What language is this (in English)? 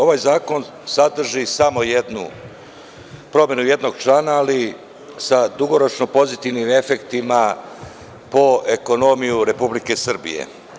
Serbian